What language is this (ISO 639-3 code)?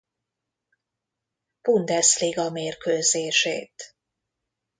hun